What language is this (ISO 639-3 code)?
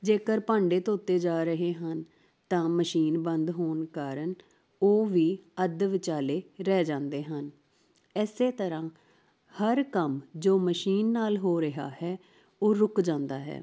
pan